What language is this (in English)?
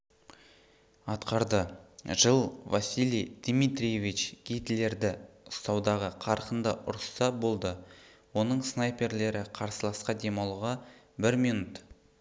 Kazakh